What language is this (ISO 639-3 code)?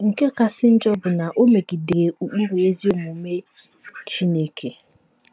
ibo